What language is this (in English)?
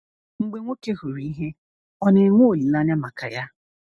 Igbo